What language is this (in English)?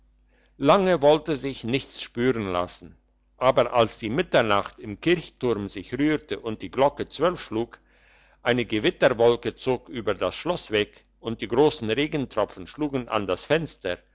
German